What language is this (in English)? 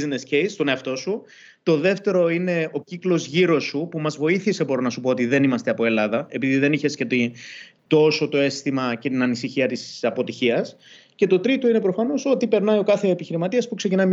Greek